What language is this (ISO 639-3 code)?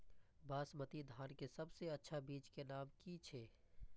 mai